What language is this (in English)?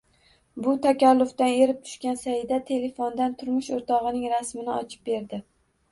Uzbek